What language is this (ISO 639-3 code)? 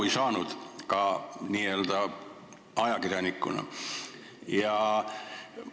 est